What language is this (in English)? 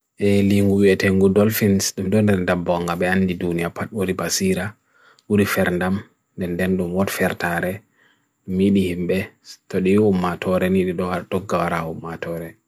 Bagirmi Fulfulde